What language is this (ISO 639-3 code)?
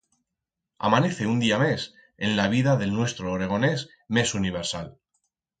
arg